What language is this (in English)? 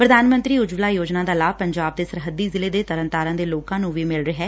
Punjabi